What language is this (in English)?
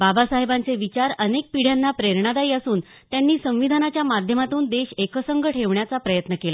Marathi